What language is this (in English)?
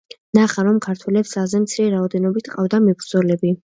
Georgian